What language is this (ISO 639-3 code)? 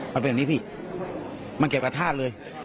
tha